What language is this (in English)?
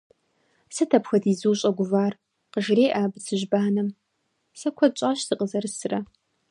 Kabardian